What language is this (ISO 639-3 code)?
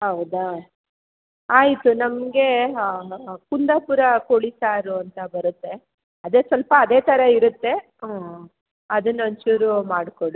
kan